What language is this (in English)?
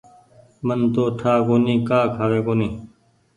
Goaria